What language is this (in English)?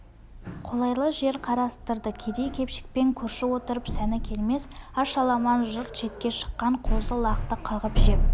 Kazakh